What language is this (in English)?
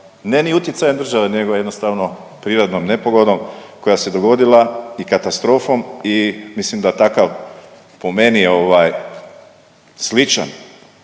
Croatian